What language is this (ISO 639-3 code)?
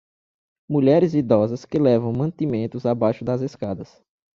por